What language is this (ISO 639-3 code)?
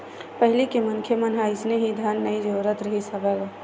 hne